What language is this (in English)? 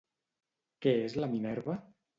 Catalan